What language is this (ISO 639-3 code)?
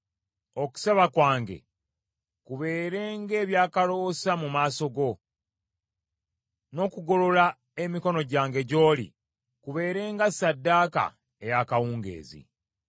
lug